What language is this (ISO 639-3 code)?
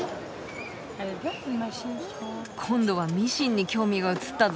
jpn